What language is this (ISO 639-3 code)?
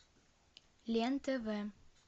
rus